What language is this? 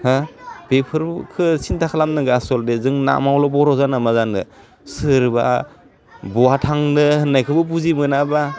Bodo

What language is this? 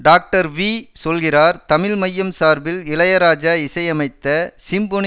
Tamil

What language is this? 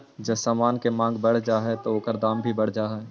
Magahi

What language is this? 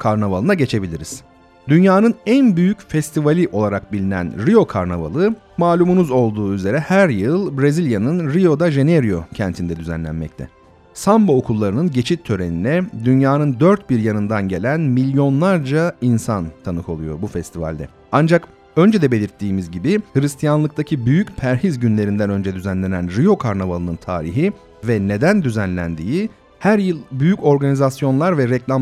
Turkish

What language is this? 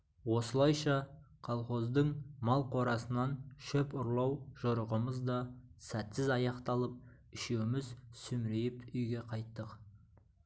Kazakh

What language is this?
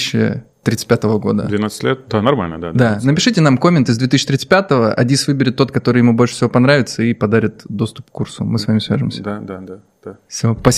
Russian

